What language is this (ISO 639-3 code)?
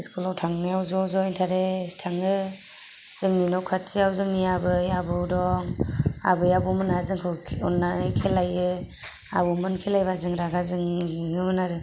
brx